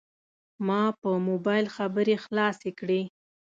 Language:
Pashto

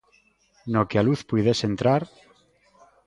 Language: Galician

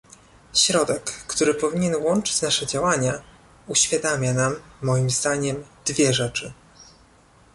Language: Polish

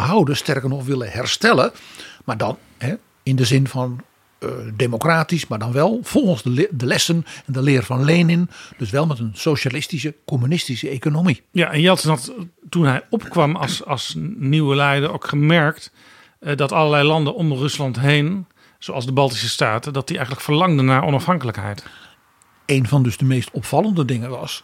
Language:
Dutch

